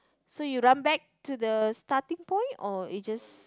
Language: English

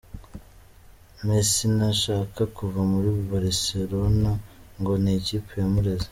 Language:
Kinyarwanda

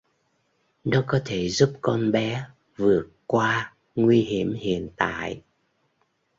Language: Vietnamese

